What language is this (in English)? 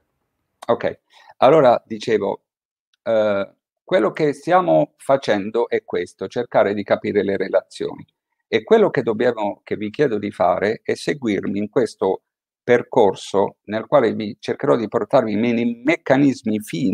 Italian